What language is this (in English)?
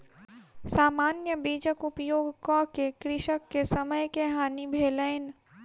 Maithili